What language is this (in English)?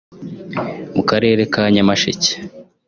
Kinyarwanda